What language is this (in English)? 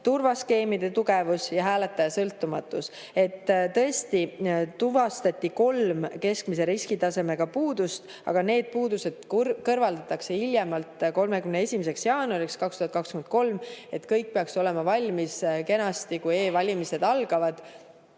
Estonian